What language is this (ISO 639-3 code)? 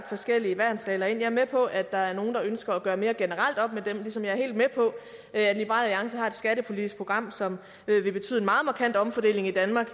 dan